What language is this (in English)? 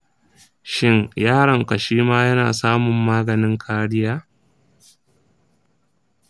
Hausa